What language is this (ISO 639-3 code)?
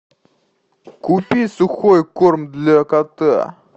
rus